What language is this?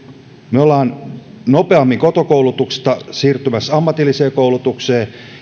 Finnish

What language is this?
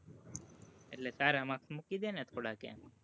Gujarati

